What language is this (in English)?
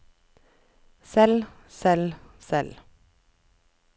Norwegian